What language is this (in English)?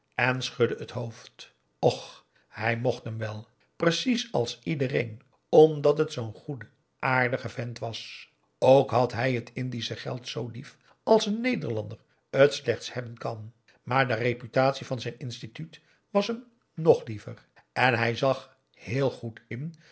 Dutch